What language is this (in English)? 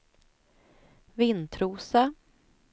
Swedish